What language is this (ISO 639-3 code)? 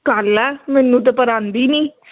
pan